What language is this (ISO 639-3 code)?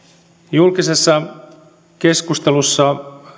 fin